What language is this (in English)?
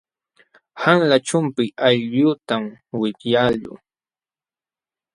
Jauja Wanca Quechua